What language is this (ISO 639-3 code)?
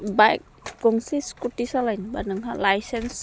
brx